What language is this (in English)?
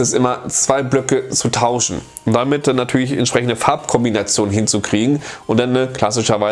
German